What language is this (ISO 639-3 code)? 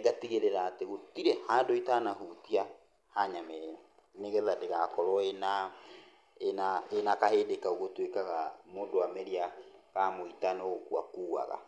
kik